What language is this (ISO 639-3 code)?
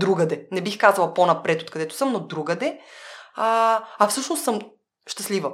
bul